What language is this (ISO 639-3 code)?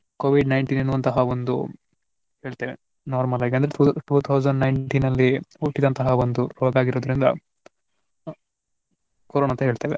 kan